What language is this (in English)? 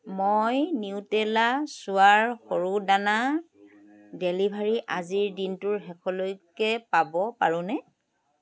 Assamese